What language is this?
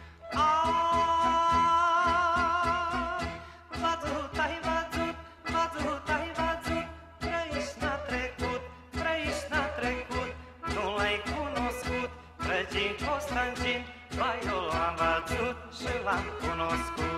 Romanian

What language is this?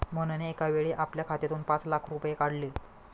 Marathi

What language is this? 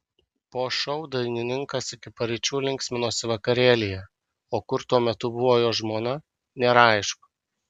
Lithuanian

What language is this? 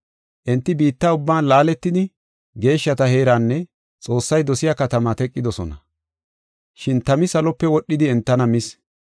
Gofa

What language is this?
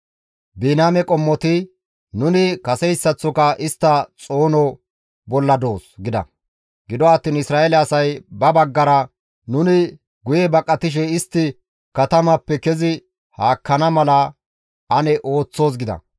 Gamo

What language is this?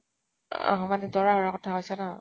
Assamese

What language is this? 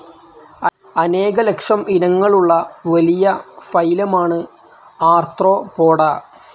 Malayalam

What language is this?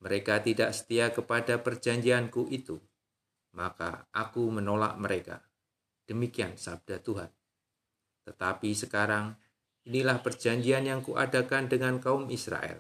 Indonesian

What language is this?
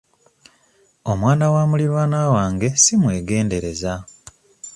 Ganda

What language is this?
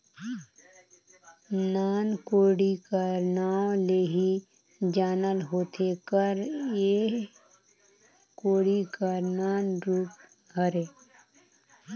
Chhattisgarhi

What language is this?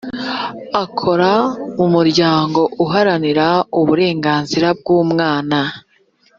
Kinyarwanda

